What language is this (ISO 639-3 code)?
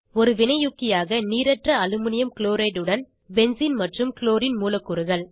tam